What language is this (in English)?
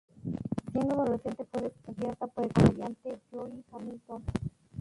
Spanish